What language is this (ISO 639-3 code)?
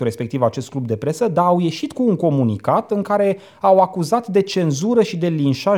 ron